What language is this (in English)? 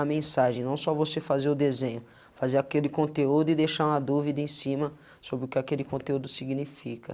Portuguese